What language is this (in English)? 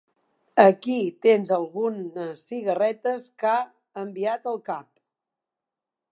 Catalan